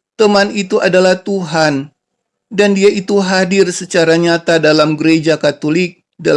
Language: Indonesian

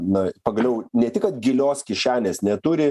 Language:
Lithuanian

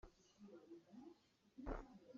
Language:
Hakha Chin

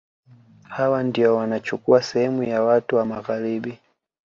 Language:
Swahili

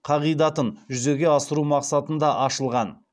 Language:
Kazakh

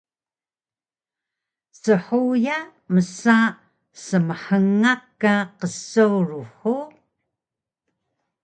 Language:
Taroko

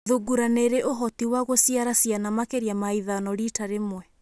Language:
Kikuyu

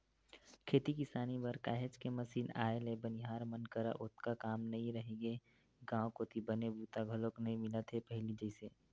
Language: Chhattisgarhi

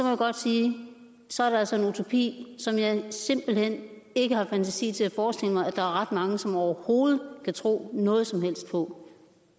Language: Danish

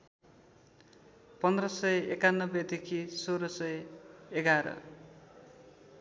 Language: Nepali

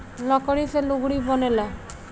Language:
Bhojpuri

